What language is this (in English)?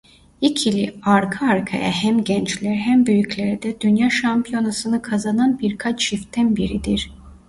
Turkish